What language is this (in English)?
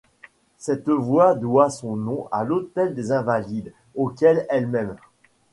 French